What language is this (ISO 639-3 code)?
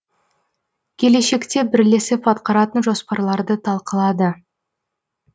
kaz